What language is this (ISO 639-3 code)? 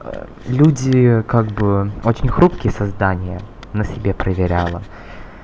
rus